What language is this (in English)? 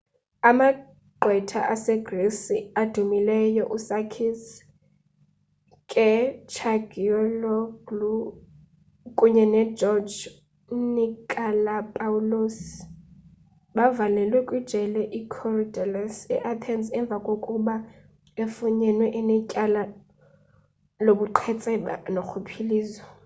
Xhosa